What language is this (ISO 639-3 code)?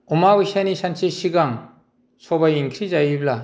brx